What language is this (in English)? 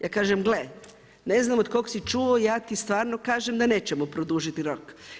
Croatian